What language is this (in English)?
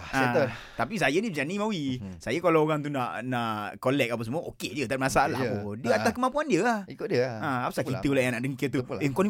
Malay